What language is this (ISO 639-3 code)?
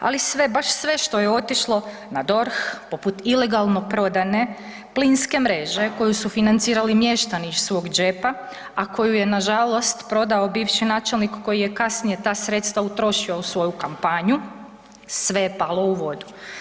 hrv